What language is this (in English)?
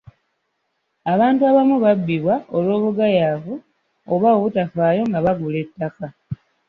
Ganda